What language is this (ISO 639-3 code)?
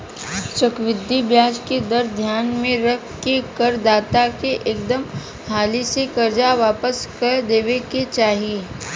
bho